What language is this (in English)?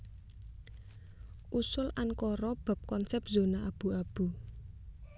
Javanese